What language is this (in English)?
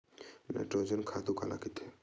Chhattisgarhi